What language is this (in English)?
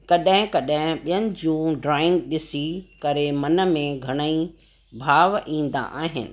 Sindhi